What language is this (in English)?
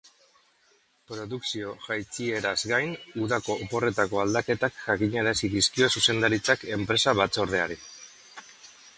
Basque